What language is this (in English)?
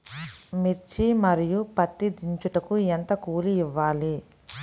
Telugu